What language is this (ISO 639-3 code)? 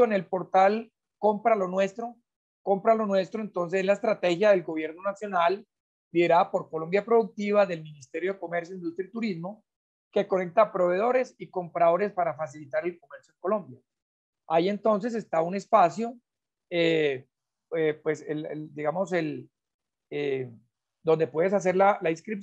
spa